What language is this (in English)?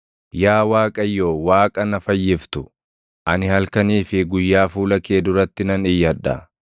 Oromo